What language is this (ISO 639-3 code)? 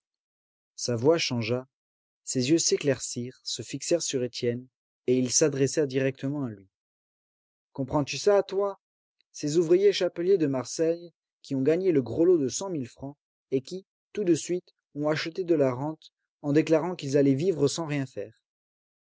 fra